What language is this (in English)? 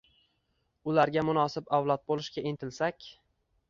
Uzbek